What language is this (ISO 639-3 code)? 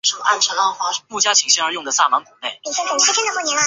zho